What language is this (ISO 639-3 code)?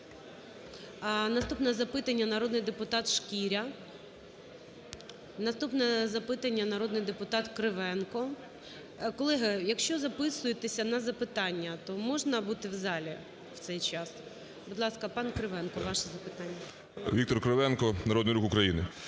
ukr